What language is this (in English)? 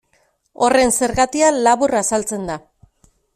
Basque